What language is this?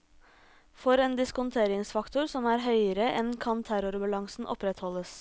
Norwegian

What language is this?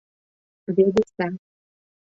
Mari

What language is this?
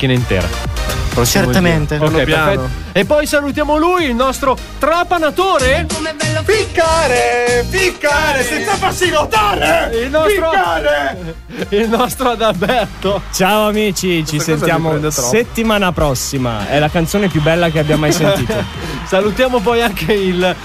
Italian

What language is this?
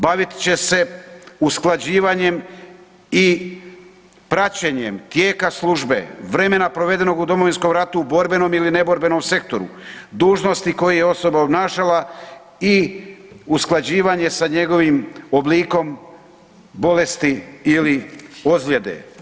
Croatian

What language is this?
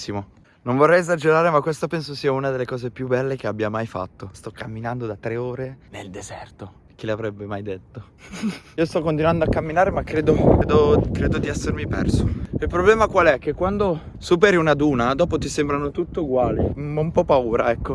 Italian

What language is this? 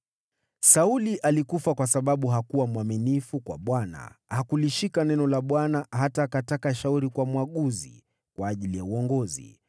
Swahili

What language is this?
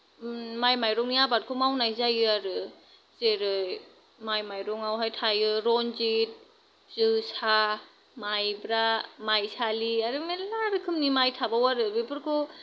Bodo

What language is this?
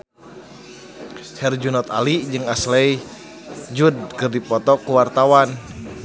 Sundanese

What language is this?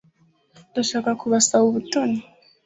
Kinyarwanda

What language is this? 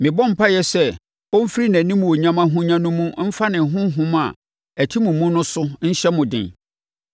Akan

